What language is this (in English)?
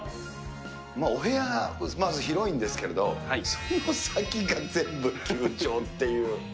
Japanese